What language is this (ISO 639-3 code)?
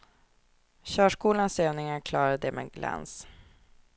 swe